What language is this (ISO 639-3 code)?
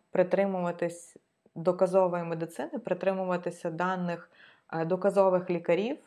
ukr